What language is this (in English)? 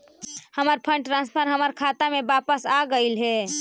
Magahi